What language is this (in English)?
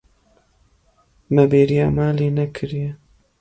Kurdish